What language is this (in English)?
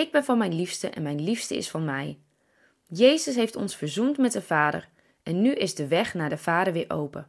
Dutch